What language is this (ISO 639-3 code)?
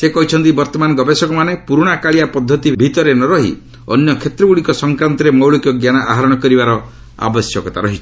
ori